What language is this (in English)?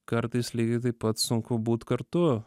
Lithuanian